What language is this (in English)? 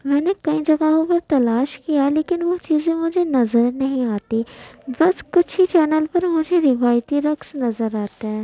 Urdu